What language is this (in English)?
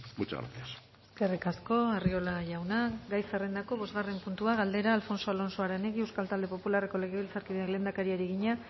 Basque